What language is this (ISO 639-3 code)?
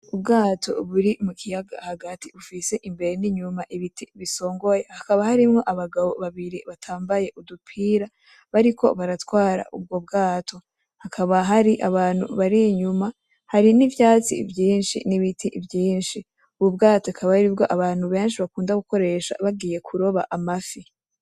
run